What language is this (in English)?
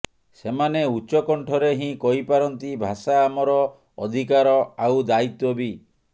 Odia